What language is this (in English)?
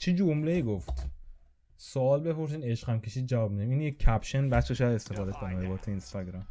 Persian